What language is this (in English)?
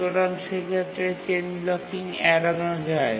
Bangla